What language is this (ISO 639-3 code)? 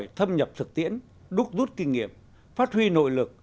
vie